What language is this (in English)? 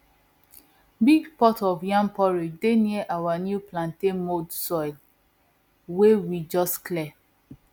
Nigerian Pidgin